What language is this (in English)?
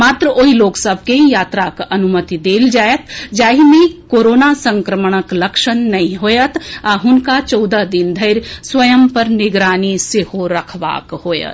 Maithili